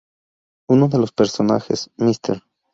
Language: Spanish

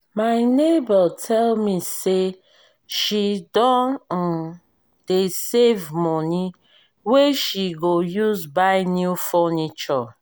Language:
Nigerian Pidgin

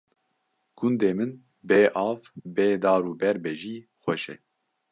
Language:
Kurdish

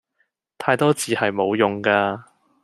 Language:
Cantonese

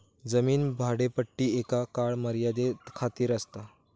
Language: Marathi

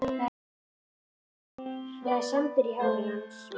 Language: Icelandic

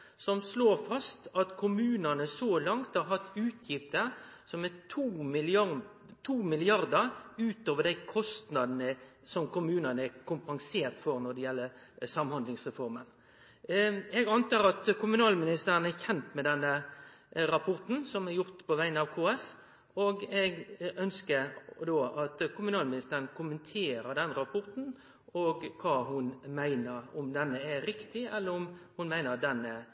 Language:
Norwegian Nynorsk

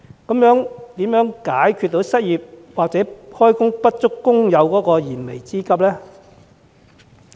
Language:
Cantonese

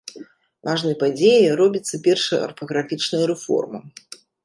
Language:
Belarusian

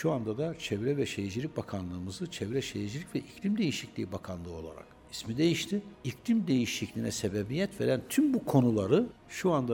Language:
Turkish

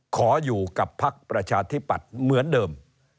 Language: Thai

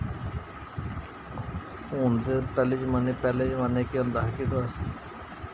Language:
Dogri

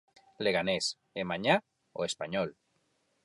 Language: Galician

